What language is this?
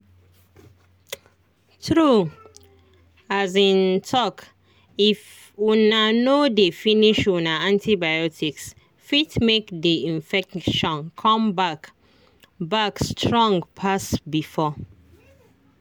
Nigerian Pidgin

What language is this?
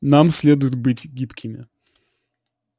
Russian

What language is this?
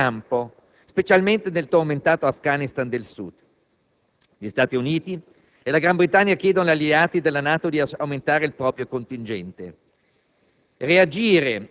Italian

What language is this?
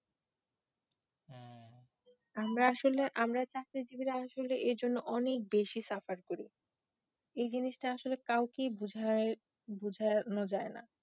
Bangla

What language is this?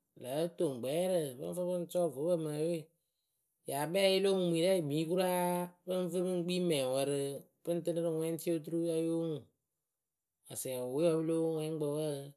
Akebu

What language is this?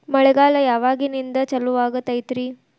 Kannada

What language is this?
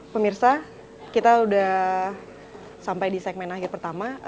Indonesian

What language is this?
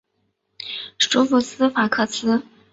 Chinese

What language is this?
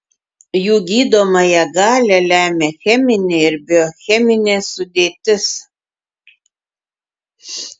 Lithuanian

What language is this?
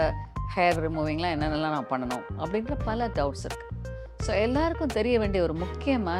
Tamil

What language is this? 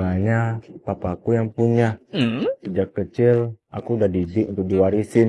Indonesian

